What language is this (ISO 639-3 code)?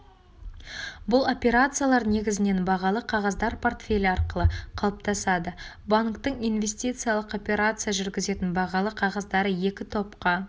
kaz